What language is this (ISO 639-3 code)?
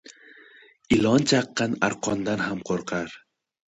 uzb